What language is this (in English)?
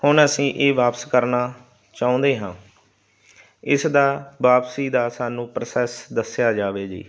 Punjabi